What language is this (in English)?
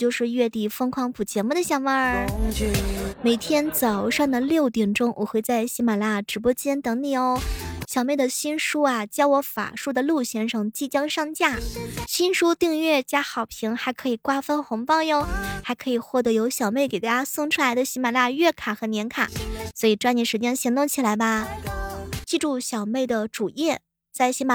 Chinese